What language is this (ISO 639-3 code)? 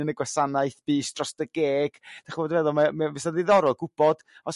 cym